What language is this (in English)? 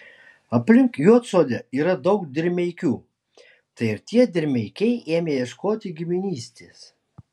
Lithuanian